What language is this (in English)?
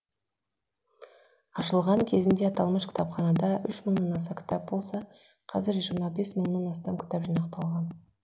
Kazakh